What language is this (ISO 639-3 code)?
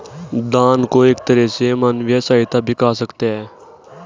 hin